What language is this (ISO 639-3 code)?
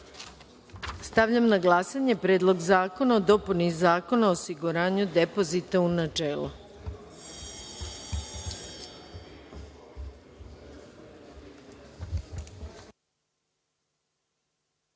srp